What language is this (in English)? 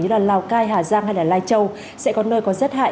Vietnamese